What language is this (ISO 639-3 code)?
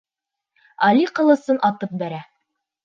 bak